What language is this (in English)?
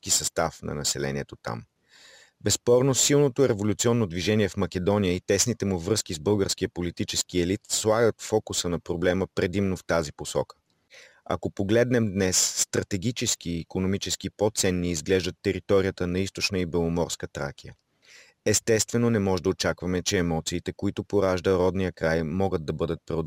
Bulgarian